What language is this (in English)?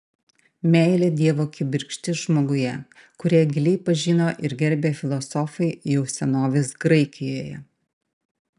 Lithuanian